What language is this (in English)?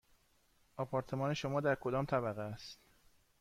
Persian